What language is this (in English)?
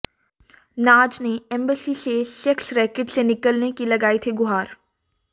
Hindi